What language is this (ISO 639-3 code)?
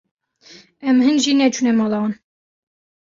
kur